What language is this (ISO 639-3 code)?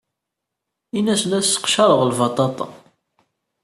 kab